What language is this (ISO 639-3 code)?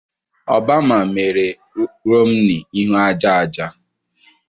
ibo